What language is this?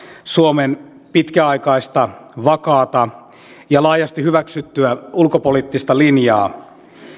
Finnish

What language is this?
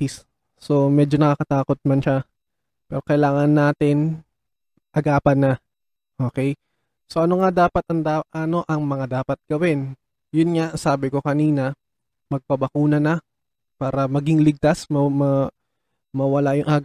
Filipino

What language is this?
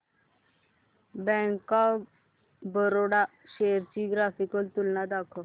Marathi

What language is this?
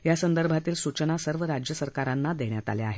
Marathi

